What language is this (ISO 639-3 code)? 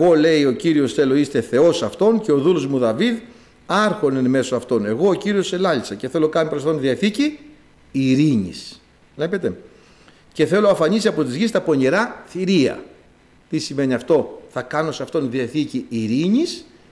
ell